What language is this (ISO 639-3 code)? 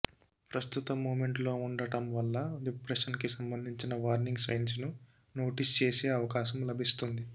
tel